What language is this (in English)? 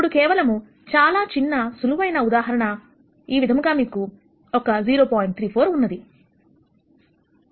Telugu